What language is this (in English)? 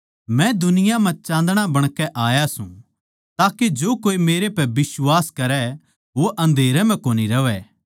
Haryanvi